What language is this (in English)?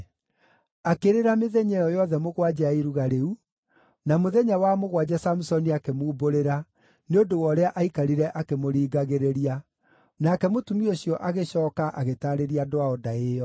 Kikuyu